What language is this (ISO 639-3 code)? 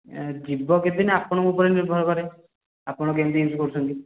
ori